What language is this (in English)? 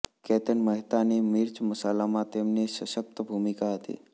Gujarati